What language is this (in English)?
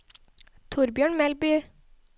Norwegian